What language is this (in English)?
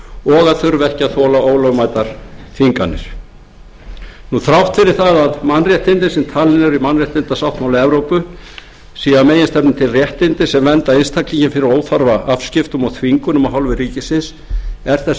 Icelandic